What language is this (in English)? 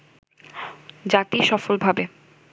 Bangla